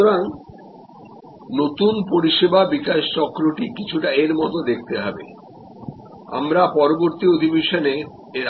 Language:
Bangla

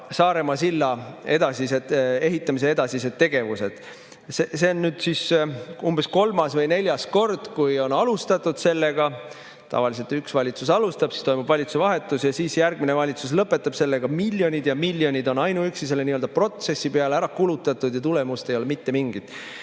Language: Estonian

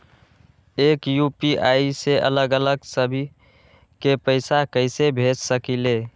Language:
Magahi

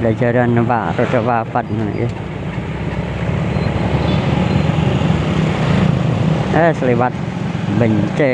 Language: Indonesian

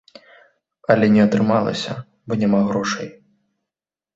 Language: Belarusian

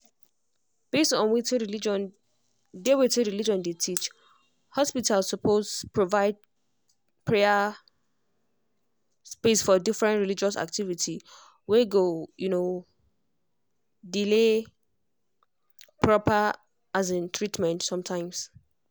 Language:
Nigerian Pidgin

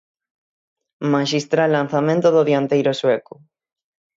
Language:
Galician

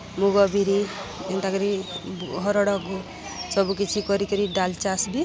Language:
Odia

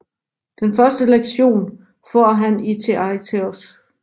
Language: Danish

